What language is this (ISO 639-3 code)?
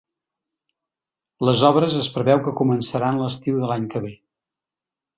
cat